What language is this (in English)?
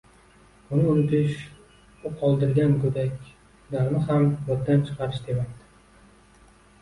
Uzbek